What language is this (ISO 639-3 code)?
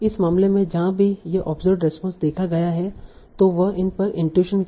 hin